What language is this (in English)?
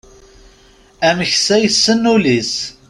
Kabyle